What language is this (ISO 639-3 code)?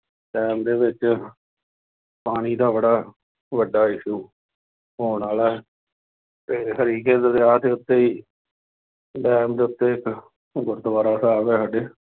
pan